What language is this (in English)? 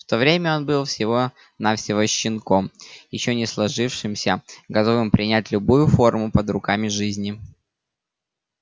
Russian